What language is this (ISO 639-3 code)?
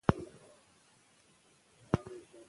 pus